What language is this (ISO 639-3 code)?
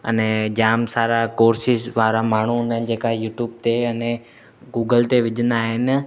snd